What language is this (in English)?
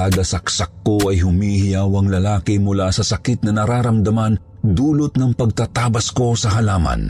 Filipino